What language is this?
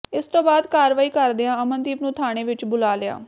Punjabi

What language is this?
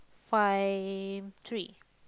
English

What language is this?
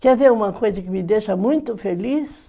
Portuguese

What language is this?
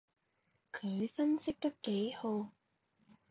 Cantonese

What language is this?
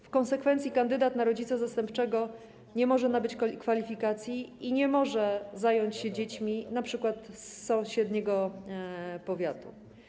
Polish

